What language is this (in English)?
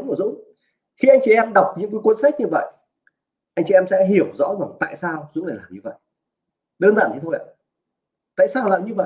Vietnamese